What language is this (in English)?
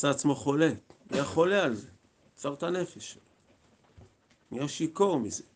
Hebrew